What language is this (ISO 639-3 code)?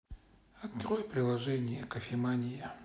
rus